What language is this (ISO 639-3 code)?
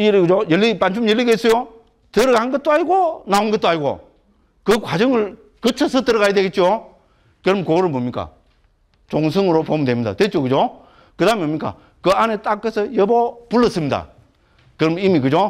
kor